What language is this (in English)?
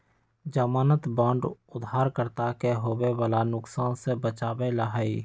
Magahi